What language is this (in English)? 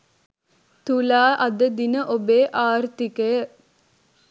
Sinhala